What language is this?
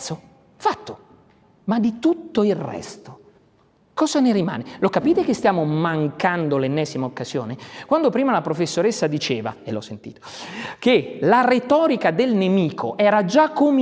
Italian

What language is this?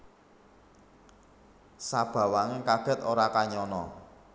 Javanese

